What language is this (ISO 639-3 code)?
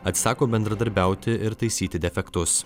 lit